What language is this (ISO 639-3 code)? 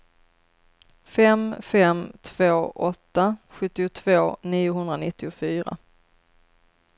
swe